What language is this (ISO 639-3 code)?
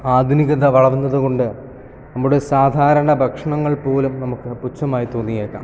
mal